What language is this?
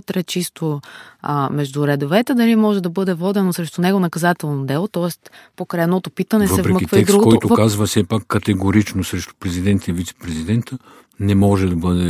Bulgarian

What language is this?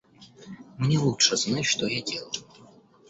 Russian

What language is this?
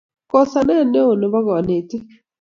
Kalenjin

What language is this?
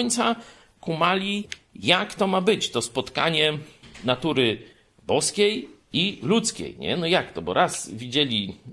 Polish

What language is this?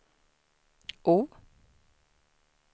Swedish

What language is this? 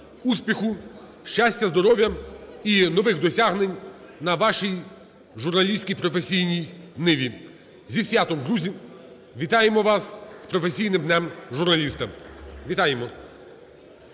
Ukrainian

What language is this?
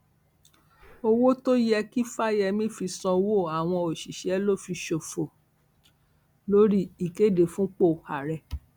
Yoruba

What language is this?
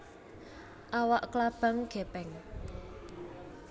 Javanese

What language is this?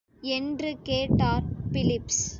Tamil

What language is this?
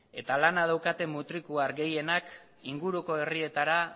Basque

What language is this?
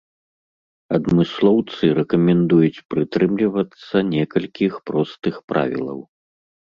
Belarusian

